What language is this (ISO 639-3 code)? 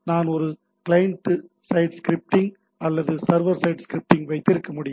tam